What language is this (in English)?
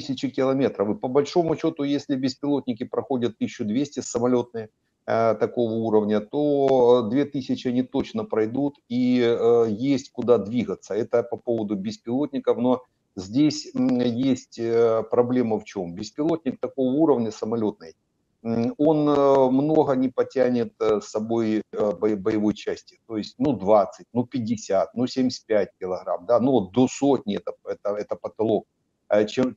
Russian